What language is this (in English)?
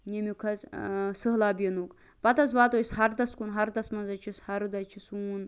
Kashmiri